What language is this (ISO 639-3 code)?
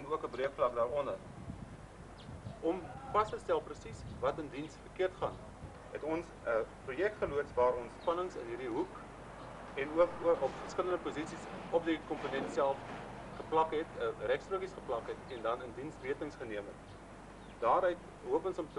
eng